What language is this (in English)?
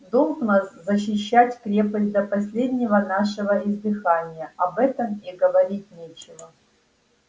Russian